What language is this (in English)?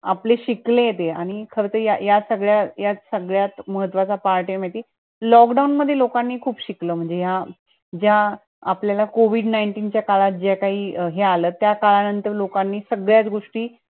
Marathi